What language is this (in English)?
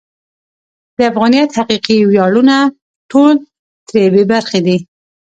Pashto